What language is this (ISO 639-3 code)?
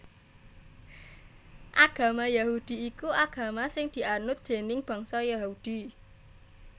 jav